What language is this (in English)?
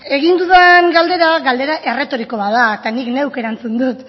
Basque